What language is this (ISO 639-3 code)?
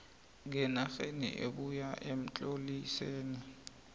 nbl